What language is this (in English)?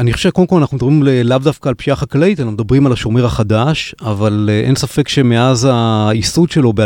Hebrew